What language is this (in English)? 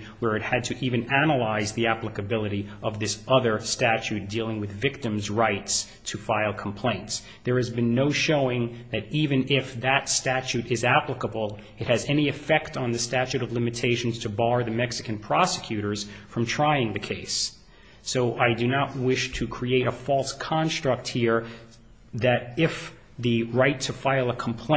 English